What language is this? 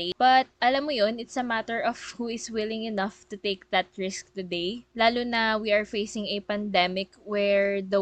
Filipino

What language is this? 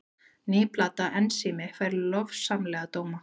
Icelandic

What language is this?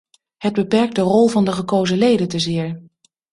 Dutch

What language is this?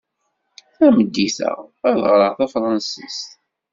Kabyle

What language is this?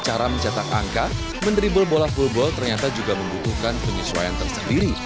Indonesian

